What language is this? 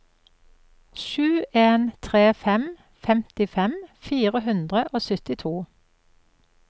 Norwegian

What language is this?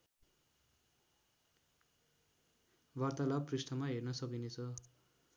Nepali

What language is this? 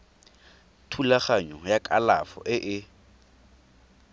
Tswana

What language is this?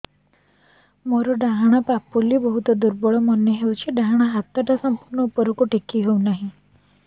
Odia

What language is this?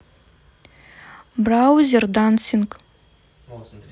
Russian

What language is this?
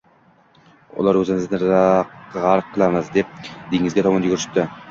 Uzbek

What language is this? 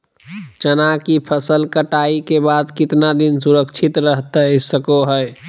Magahi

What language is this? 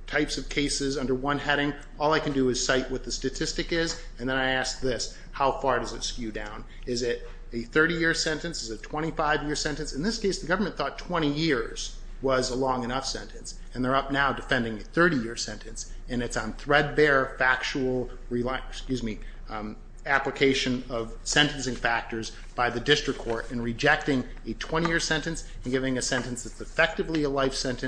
English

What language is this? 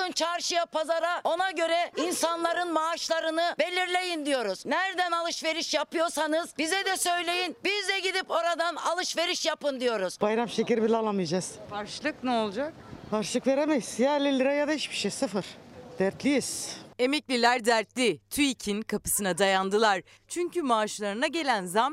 Turkish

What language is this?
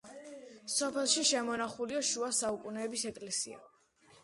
Georgian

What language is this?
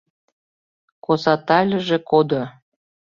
Mari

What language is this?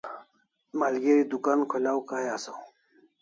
Kalasha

